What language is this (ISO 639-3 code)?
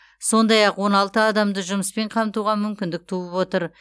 kaz